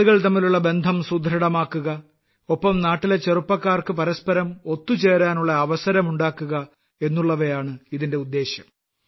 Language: Malayalam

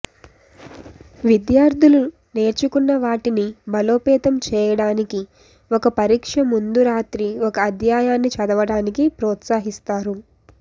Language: Telugu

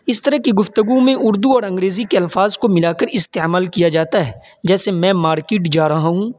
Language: Urdu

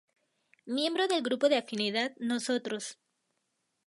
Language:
Spanish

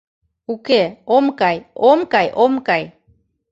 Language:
Mari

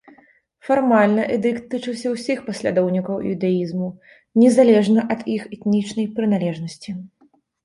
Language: Belarusian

